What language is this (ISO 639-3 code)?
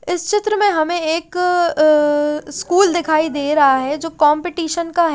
hin